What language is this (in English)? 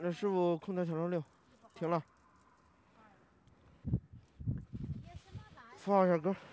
Chinese